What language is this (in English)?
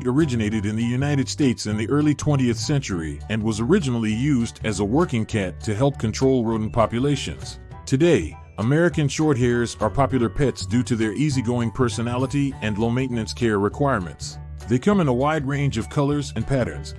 English